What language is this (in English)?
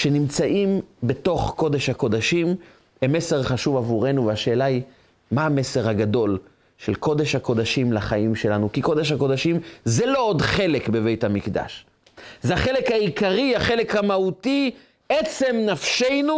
Hebrew